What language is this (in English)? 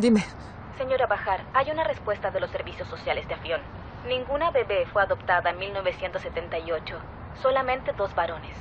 Spanish